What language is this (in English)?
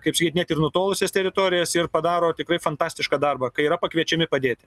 Lithuanian